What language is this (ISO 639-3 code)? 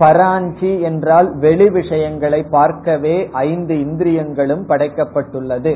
tam